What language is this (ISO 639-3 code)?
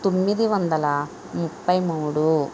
tel